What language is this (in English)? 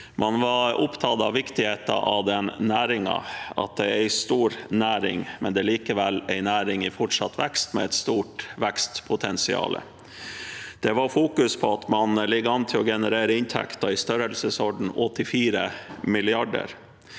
Norwegian